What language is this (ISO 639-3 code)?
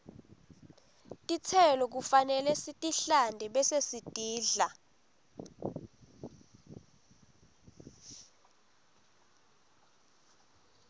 ssw